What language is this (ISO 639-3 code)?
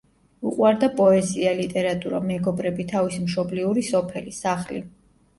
kat